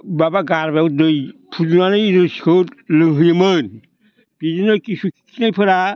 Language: Bodo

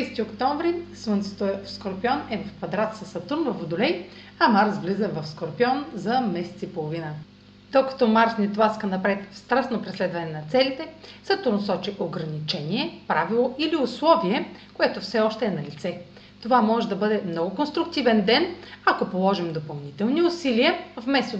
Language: Bulgarian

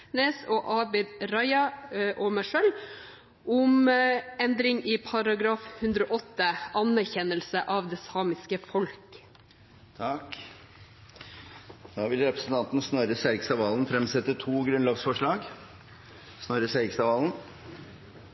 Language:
Norwegian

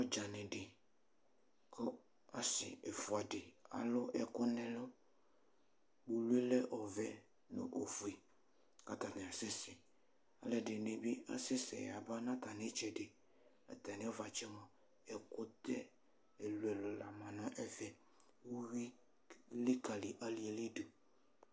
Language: Ikposo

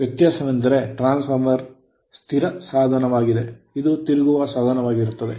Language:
Kannada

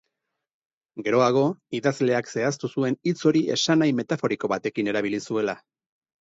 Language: Basque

